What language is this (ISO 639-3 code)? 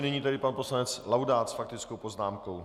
ces